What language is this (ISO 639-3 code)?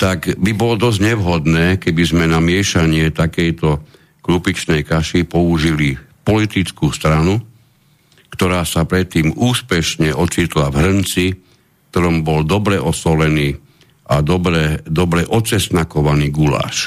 slk